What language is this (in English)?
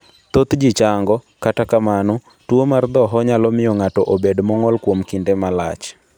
Luo (Kenya and Tanzania)